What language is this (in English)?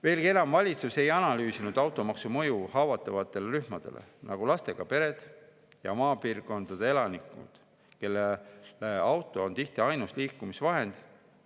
Estonian